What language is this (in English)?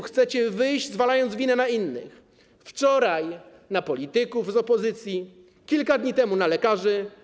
Polish